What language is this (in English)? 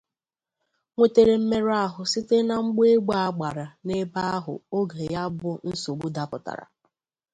Igbo